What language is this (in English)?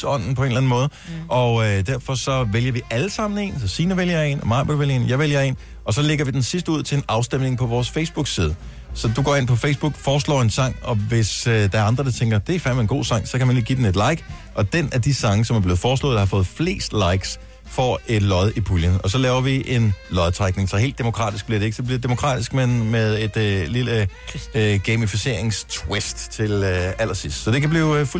Danish